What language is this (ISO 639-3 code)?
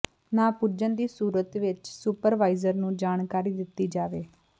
pan